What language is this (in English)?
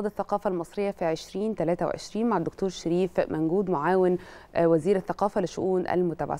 Arabic